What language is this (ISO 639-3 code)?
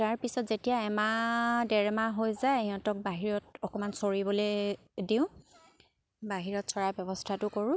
asm